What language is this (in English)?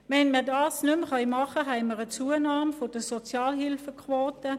Swiss German